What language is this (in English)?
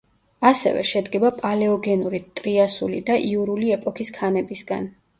Georgian